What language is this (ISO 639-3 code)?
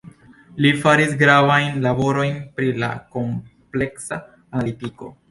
epo